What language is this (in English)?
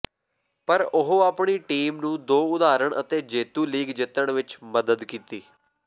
Punjabi